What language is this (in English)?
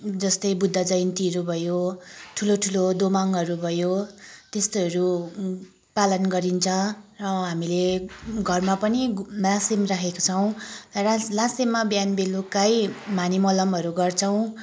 Nepali